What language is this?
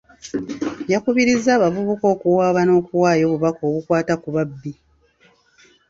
Ganda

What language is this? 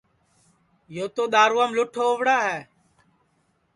Sansi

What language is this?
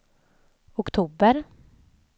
Swedish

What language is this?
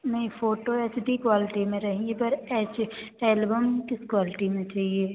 Hindi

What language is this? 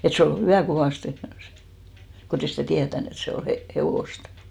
Finnish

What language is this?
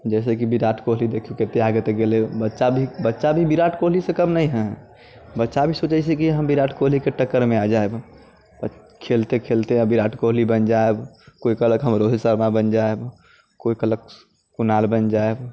Maithili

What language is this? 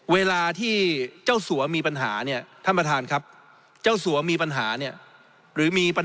Thai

